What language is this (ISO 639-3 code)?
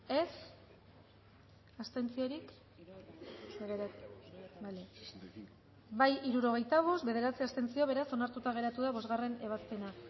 eus